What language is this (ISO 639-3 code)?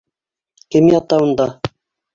bak